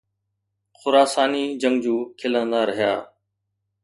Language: Sindhi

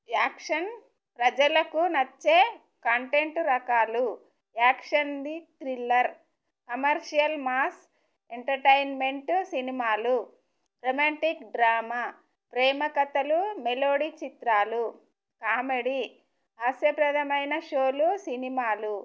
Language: Telugu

